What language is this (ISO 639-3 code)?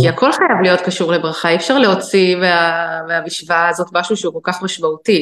heb